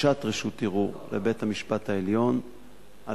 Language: Hebrew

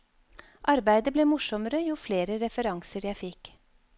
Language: Norwegian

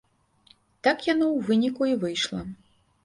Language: Belarusian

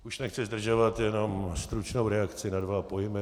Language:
Czech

